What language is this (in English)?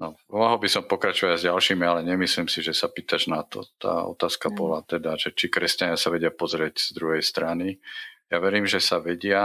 Slovak